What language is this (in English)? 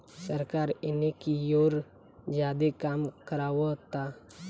Bhojpuri